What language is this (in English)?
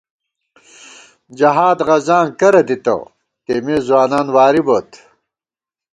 Gawar-Bati